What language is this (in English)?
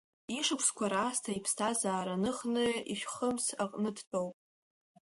Abkhazian